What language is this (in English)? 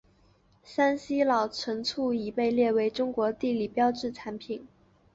Chinese